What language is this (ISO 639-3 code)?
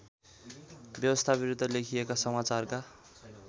nep